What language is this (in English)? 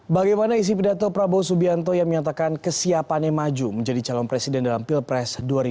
Indonesian